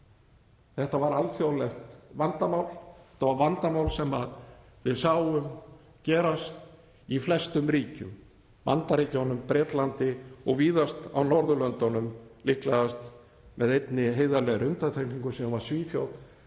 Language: Icelandic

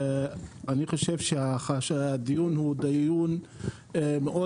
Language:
Hebrew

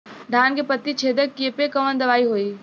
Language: Bhojpuri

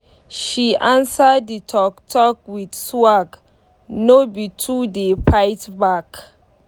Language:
Nigerian Pidgin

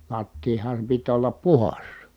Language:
Finnish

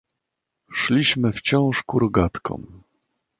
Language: Polish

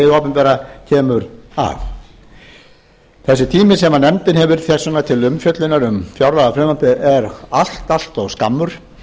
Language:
Icelandic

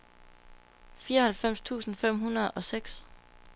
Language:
Danish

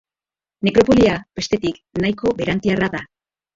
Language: Basque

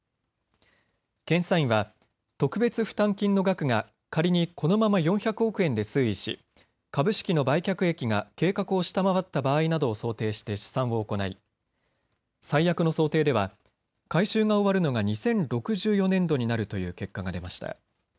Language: Japanese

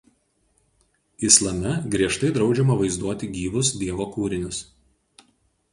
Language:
Lithuanian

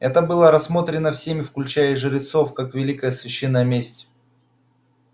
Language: Russian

